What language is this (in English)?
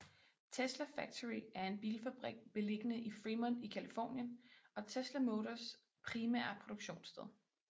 Danish